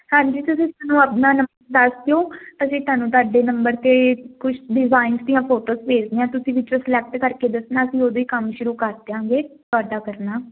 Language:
Punjabi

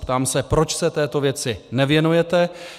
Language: Czech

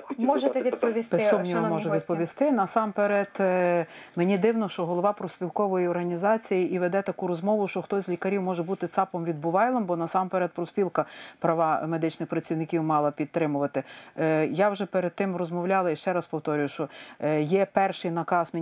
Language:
Ukrainian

